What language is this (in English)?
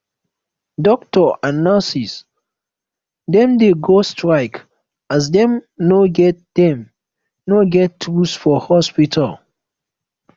Nigerian Pidgin